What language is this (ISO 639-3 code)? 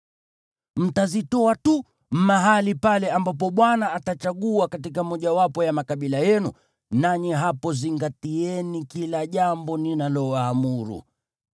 swa